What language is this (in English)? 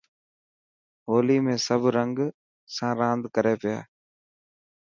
Dhatki